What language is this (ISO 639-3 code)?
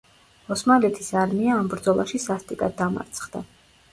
kat